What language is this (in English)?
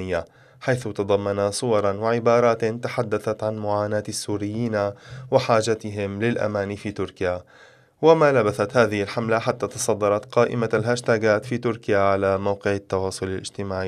Arabic